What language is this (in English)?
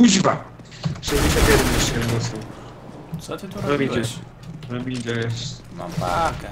Polish